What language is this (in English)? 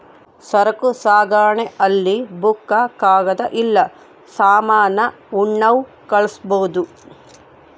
Kannada